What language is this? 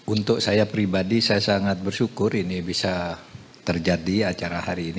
Indonesian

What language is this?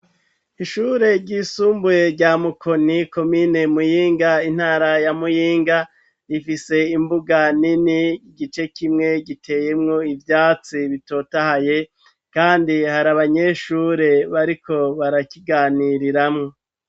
Rundi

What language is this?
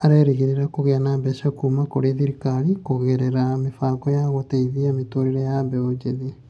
Kikuyu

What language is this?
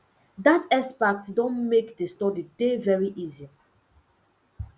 Nigerian Pidgin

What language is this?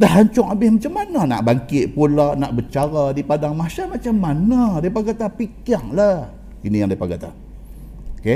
Malay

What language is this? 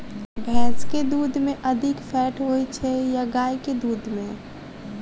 Maithili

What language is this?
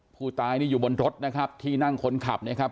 Thai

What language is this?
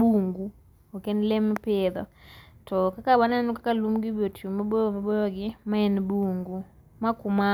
Luo (Kenya and Tanzania)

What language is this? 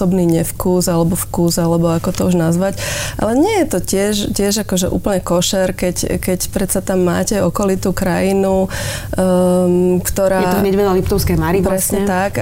Slovak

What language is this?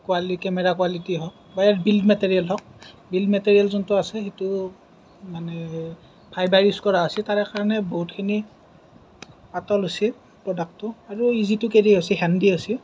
Assamese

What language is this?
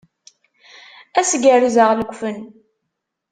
Kabyle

